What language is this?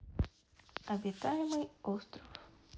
Russian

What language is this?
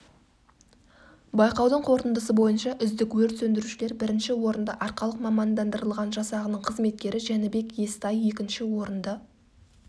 Kazakh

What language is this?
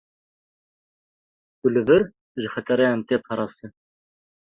Kurdish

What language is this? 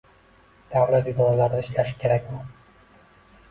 Uzbek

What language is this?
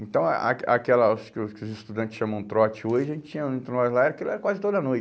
Portuguese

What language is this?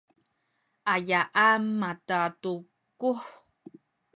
Sakizaya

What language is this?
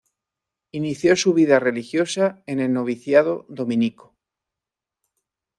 Spanish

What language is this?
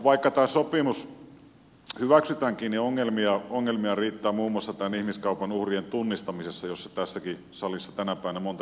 Finnish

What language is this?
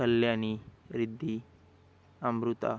Marathi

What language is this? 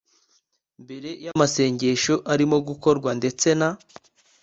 Kinyarwanda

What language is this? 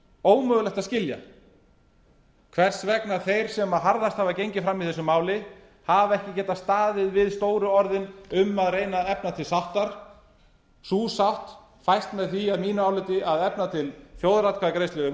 Icelandic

